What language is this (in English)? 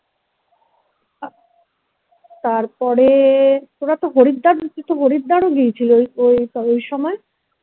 Bangla